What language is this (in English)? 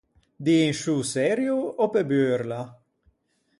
Ligurian